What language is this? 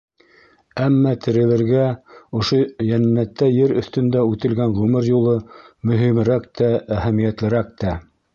Bashkir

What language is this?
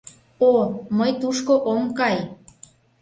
Mari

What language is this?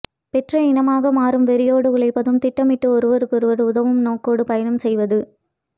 Tamil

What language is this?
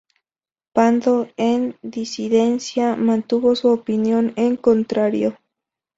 Spanish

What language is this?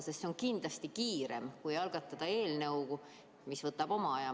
Estonian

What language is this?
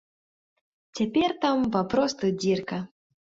Belarusian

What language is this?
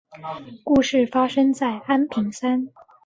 Chinese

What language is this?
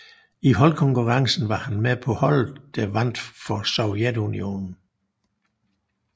Danish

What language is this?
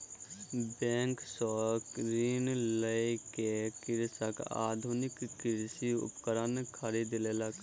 Maithili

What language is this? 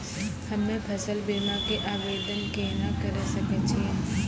Maithili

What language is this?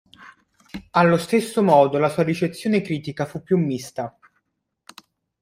Italian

